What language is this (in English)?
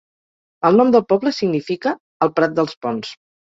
Catalan